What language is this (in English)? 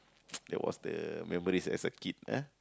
English